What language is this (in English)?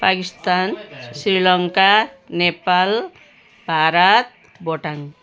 Nepali